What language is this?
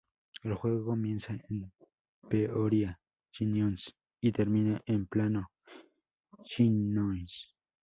Spanish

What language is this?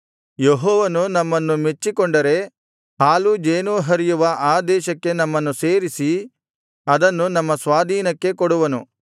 Kannada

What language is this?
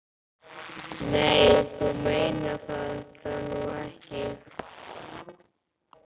Icelandic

